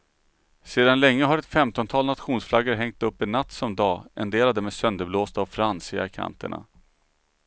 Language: Swedish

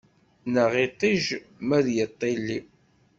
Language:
Kabyle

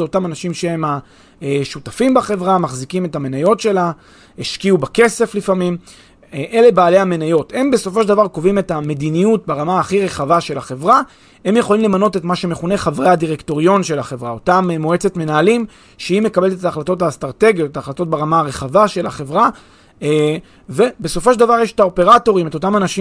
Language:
Hebrew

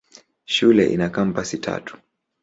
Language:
Swahili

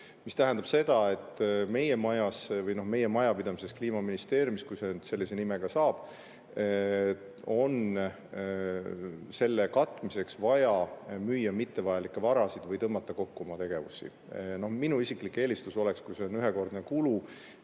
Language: Estonian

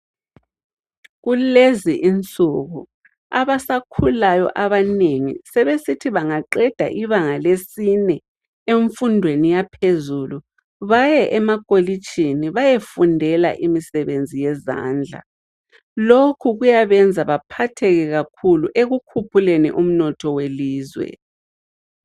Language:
North Ndebele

